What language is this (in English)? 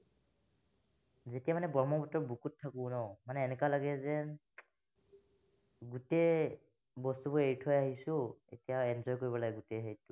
Assamese